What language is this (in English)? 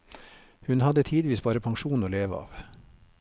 Norwegian